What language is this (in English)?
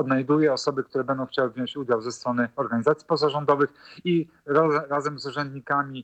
Polish